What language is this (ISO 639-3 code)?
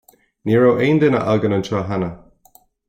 gle